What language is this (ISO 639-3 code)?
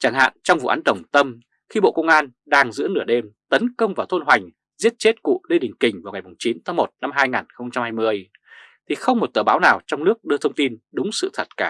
vie